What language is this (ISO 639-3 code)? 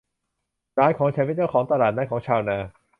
tha